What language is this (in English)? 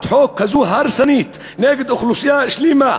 Hebrew